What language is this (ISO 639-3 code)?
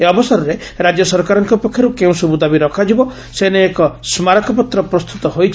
ori